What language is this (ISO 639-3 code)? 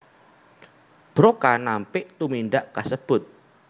jav